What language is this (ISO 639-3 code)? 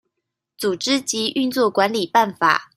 zho